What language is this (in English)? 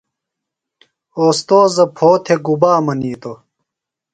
Phalura